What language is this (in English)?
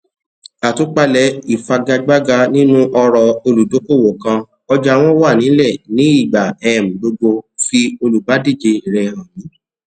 Yoruba